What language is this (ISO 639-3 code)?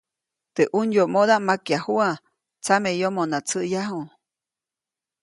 zoc